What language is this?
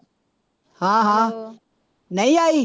Punjabi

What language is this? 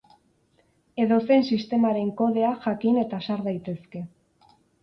Basque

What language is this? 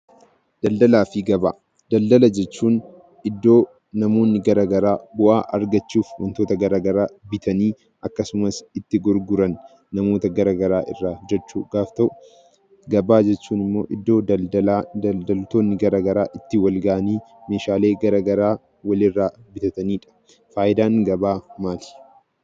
Oromo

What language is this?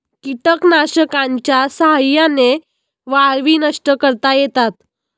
Marathi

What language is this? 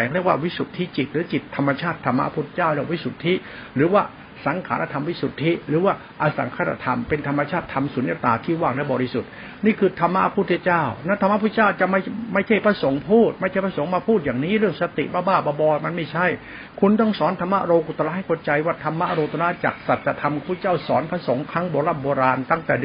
Thai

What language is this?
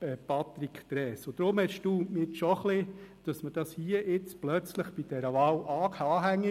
Swiss German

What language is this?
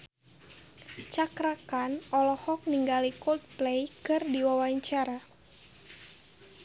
Sundanese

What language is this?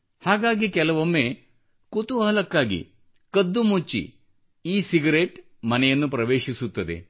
Kannada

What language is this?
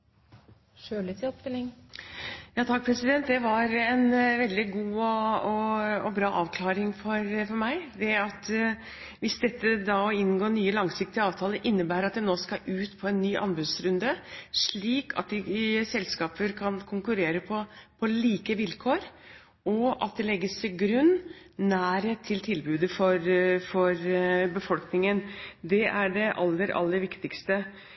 Norwegian Bokmål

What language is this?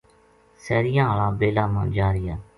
Gujari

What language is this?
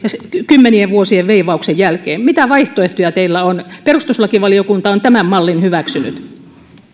Finnish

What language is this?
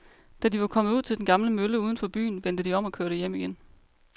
Danish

